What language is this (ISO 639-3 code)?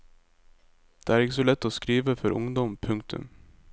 nor